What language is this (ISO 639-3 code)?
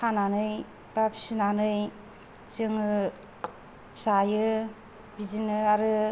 brx